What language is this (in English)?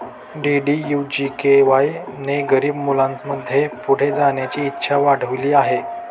Marathi